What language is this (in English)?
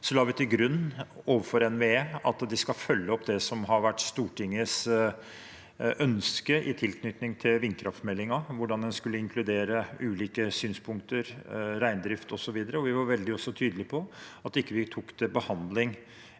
Norwegian